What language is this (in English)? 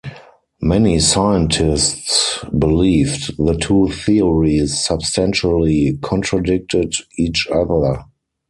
English